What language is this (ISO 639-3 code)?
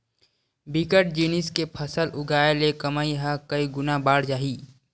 hne